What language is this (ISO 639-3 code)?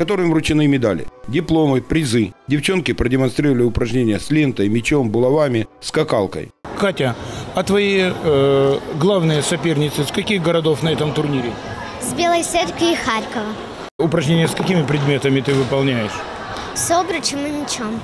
rus